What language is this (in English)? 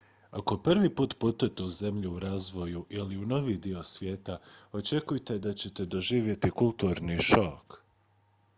Croatian